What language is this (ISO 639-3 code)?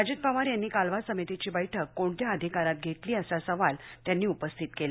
mar